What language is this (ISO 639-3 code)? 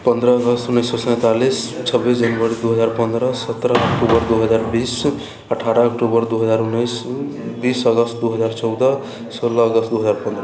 mai